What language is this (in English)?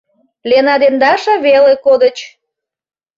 Mari